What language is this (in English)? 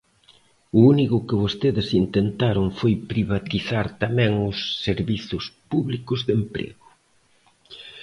Galician